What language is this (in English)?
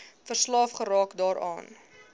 Afrikaans